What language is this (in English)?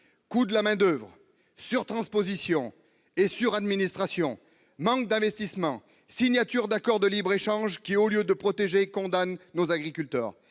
French